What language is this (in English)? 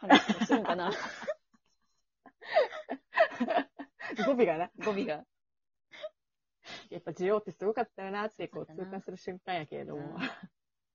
Japanese